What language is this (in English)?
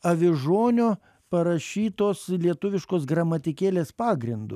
Lithuanian